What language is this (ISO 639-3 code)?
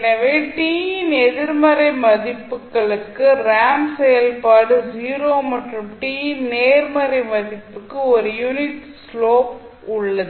tam